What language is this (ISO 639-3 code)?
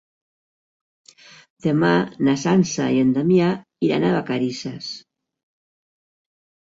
cat